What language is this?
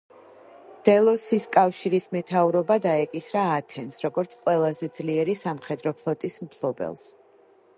Georgian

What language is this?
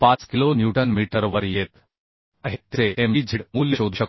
Marathi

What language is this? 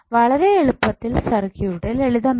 Malayalam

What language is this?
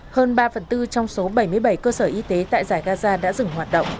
Vietnamese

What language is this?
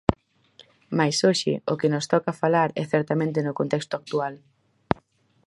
Galician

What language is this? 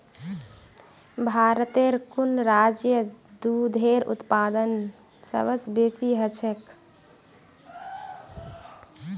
Magahi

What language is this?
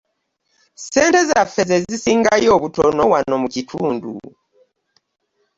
Ganda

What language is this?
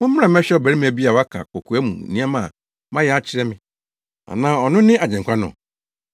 Akan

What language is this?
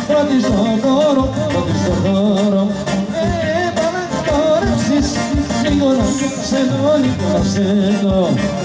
Greek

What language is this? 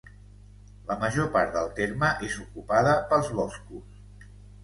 Catalan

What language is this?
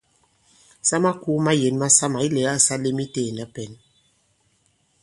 Bankon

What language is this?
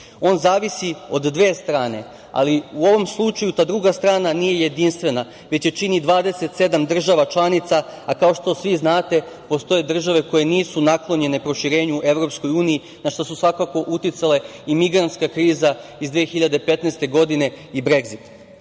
Serbian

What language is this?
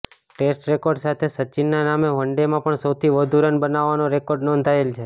Gujarati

